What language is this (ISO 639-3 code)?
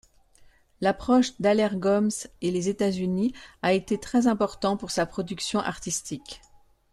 fra